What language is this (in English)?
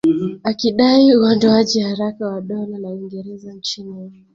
Swahili